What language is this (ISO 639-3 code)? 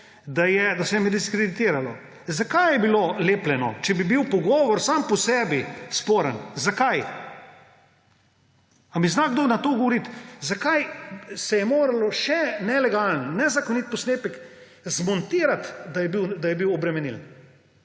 slv